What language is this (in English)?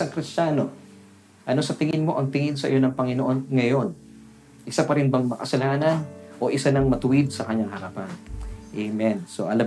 Filipino